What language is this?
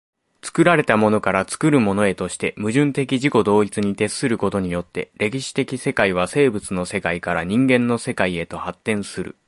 Japanese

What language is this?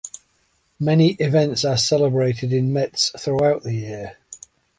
English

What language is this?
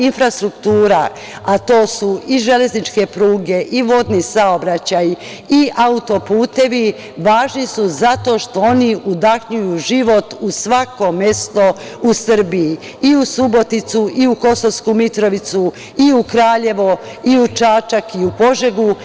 Serbian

